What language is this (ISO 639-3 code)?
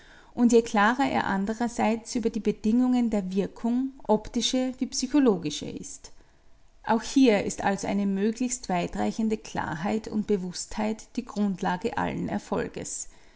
deu